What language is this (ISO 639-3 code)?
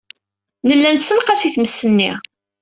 kab